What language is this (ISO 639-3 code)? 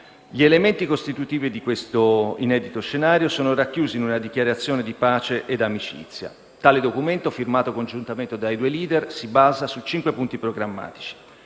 ita